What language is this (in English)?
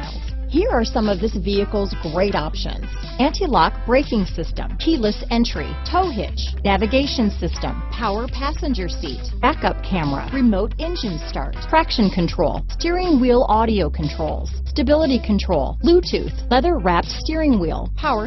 English